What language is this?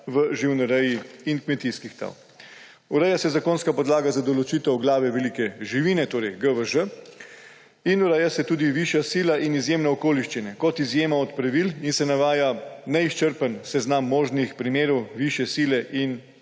Slovenian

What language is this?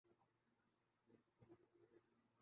Urdu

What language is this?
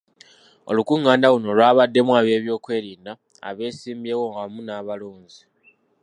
Ganda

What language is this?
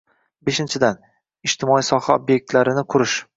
Uzbek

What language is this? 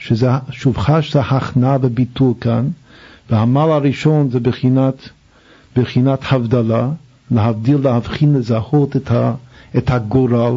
Hebrew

